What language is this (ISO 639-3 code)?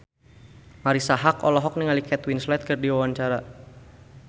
sun